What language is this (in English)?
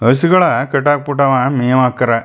Kannada